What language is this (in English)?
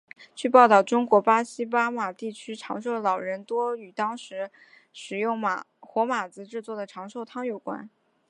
Chinese